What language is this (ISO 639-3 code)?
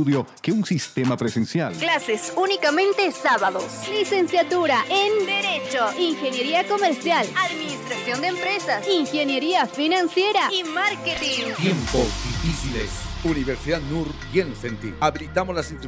spa